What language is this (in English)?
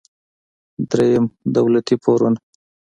Pashto